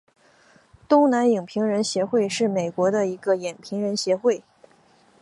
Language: Chinese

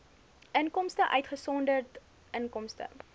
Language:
Afrikaans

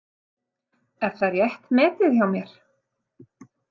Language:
Icelandic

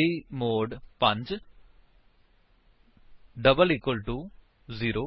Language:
Punjabi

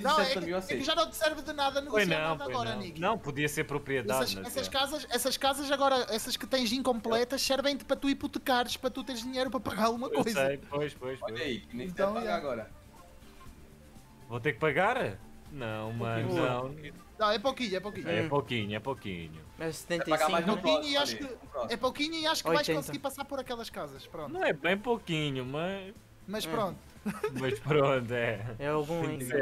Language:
Portuguese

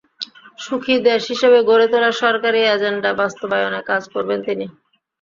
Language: Bangla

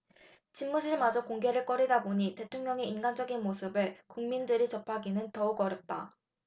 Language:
Korean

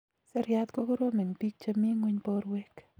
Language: Kalenjin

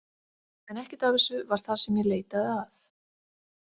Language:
Icelandic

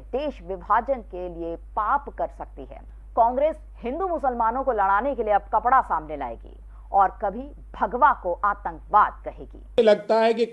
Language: Hindi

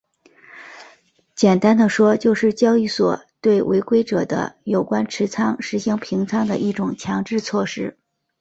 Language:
Chinese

